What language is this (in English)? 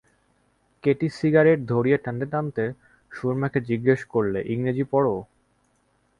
Bangla